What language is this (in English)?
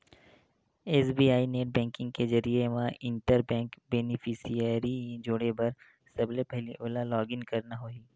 Chhattisgarhi